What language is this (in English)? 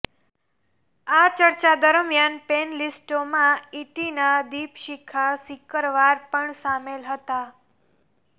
Gujarati